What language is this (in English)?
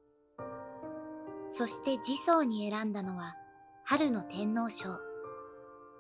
Japanese